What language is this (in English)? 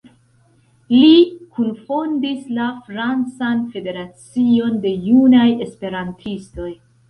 Esperanto